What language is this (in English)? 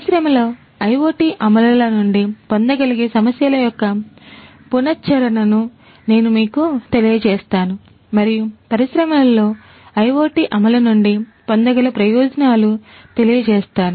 Telugu